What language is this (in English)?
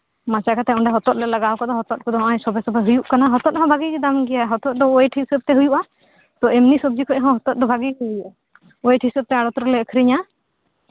Santali